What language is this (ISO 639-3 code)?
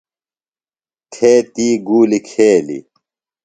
phl